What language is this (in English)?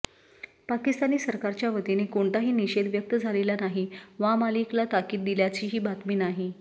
Marathi